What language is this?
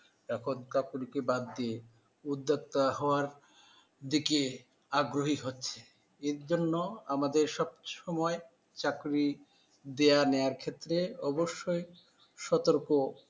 Bangla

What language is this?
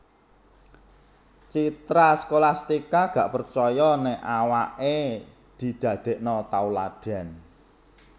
Javanese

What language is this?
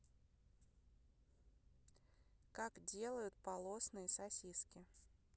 Russian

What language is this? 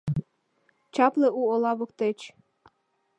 Mari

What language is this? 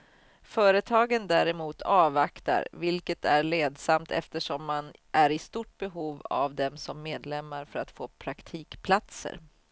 Swedish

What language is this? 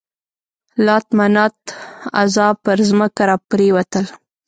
Pashto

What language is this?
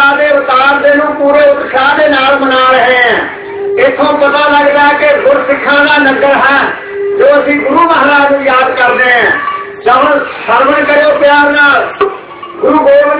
Punjabi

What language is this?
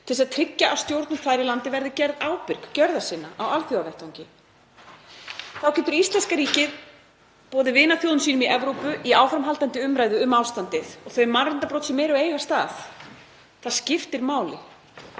Icelandic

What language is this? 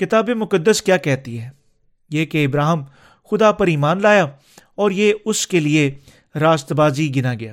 Urdu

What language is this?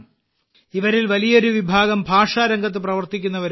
Malayalam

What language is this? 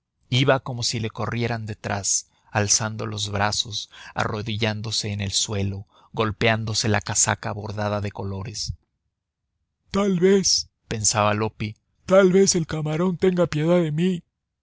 Spanish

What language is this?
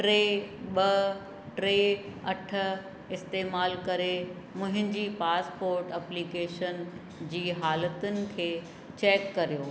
Sindhi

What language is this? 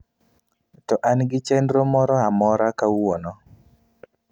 Luo (Kenya and Tanzania)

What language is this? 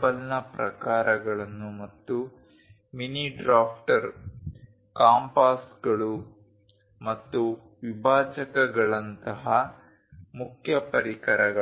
Kannada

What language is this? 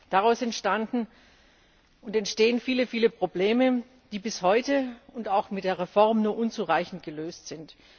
German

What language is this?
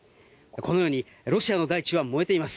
Japanese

